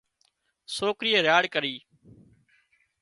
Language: Wadiyara Koli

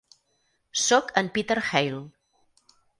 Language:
Catalan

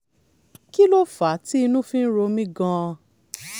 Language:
Yoruba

